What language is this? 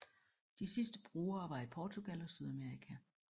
Danish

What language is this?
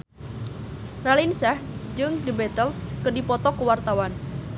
Sundanese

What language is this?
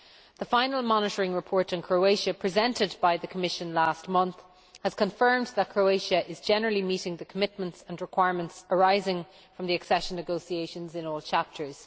English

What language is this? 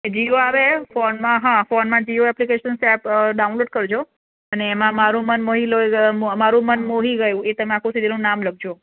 Gujarati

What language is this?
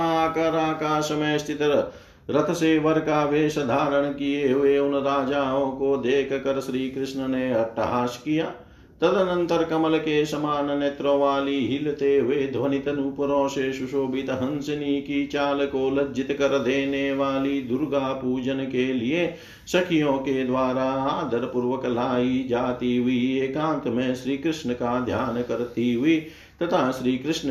Hindi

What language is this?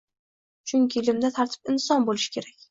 Uzbek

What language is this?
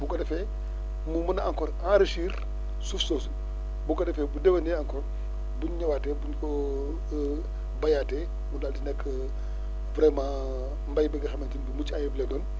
Wolof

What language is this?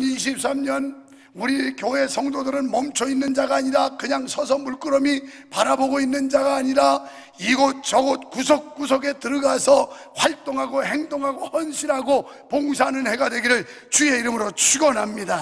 Korean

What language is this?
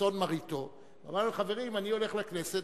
Hebrew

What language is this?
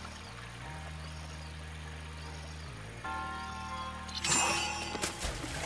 Japanese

